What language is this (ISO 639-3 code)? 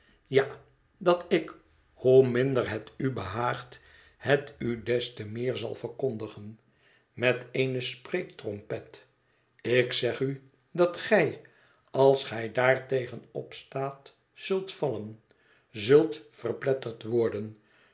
nld